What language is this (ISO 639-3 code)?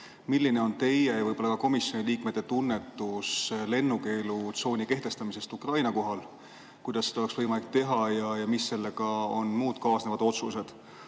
est